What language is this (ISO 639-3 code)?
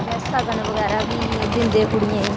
doi